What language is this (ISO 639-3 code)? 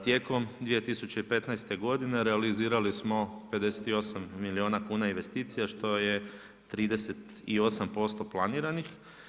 hrv